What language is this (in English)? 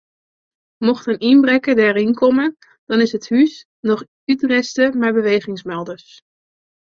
Western Frisian